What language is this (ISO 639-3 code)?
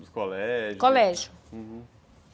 por